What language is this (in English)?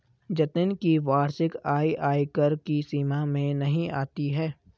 Hindi